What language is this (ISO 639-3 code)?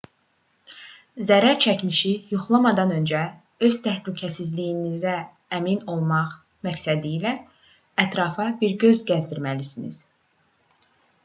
aze